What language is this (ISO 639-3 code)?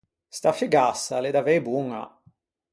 lij